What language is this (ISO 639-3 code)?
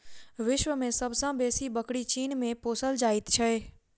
mai